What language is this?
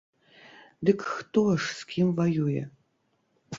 Belarusian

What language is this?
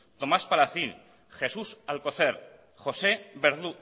Basque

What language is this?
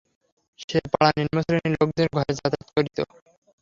Bangla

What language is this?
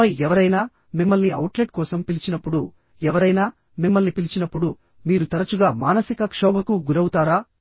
Telugu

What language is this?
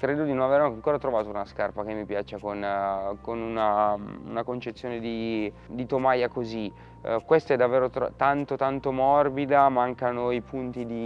Italian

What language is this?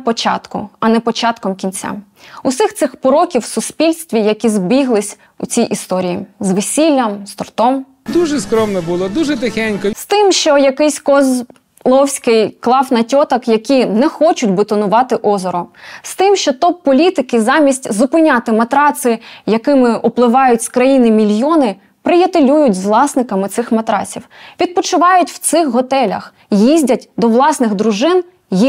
Ukrainian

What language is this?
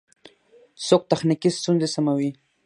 Pashto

